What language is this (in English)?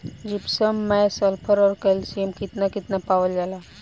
Bhojpuri